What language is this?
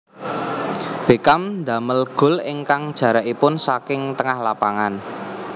Javanese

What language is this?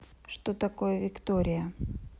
Russian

